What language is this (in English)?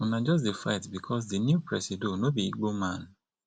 Nigerian Pidgin